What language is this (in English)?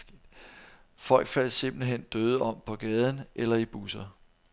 Danish